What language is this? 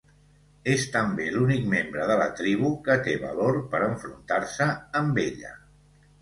Catalan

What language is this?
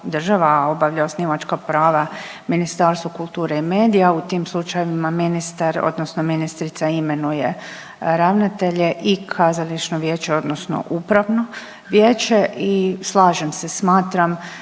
Croatian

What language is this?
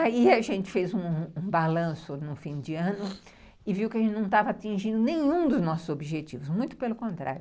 Portuguese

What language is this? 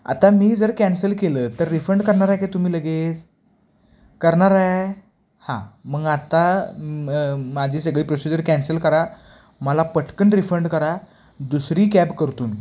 Marathi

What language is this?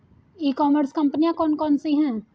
Hindi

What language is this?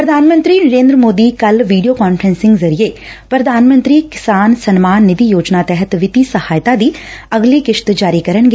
Punjabi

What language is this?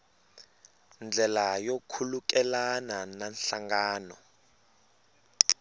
Tsonga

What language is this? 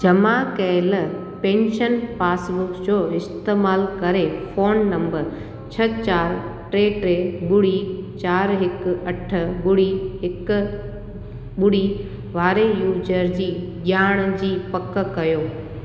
Sindhi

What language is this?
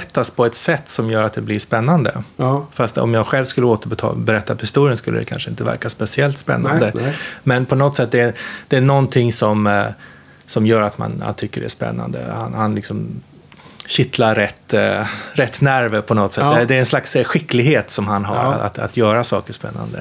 Swedish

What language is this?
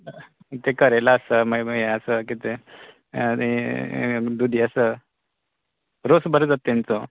Konkani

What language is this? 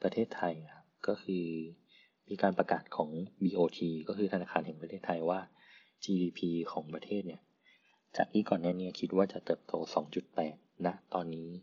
Thai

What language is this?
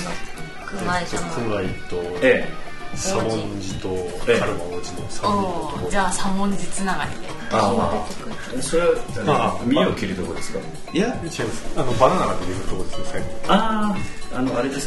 Japanese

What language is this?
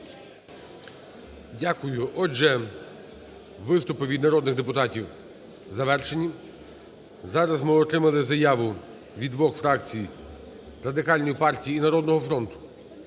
Ukrainian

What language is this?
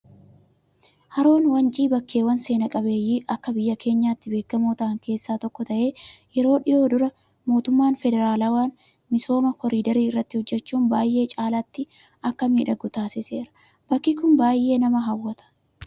Oromo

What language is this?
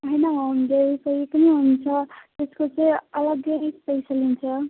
Nepali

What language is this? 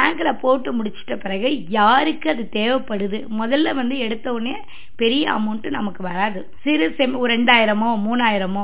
Tamil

